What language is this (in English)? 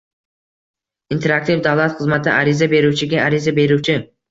Uzbek